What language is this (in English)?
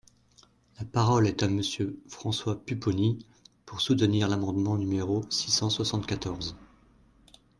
French